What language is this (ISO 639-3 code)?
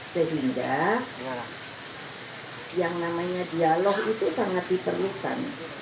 ind